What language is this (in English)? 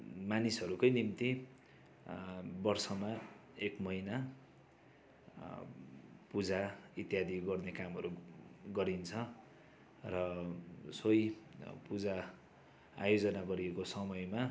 Nepali